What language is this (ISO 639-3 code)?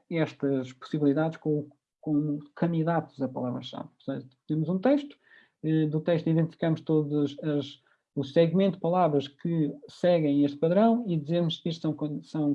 por